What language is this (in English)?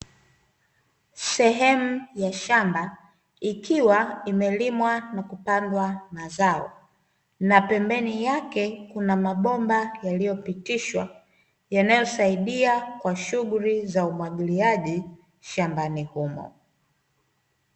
Swahili